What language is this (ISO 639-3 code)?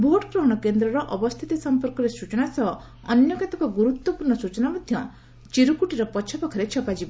ori